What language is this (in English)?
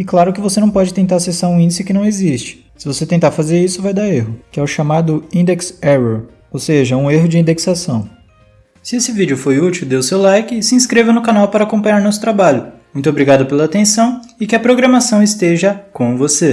Portuguese